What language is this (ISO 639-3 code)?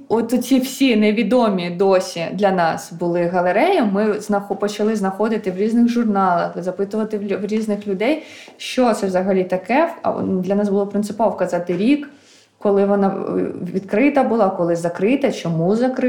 ukr